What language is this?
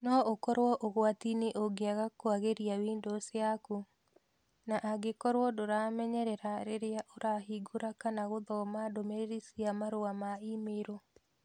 Kikuyu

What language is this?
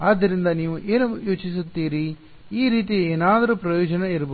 Kannada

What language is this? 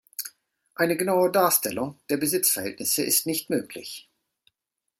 German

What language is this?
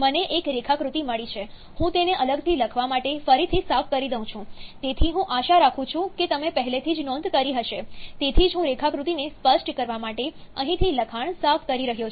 Gujarati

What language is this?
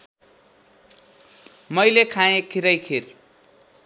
Nepali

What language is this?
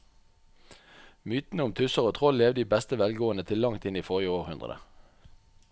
Norwegian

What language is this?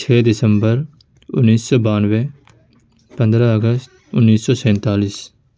Urdu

